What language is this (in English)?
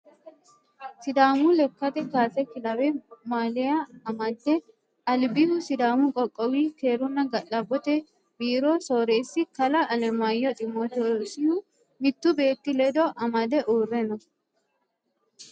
Sidamo